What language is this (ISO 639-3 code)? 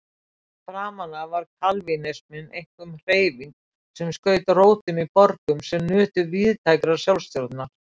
isl